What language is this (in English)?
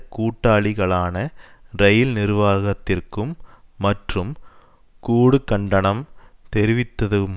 Tamil